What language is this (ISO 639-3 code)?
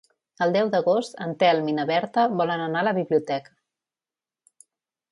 cat